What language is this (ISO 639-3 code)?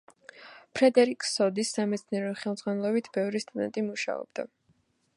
kat